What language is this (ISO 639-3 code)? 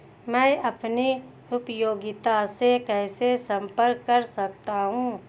hin